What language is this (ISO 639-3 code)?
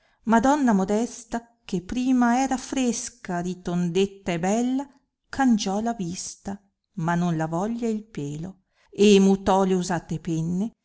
ita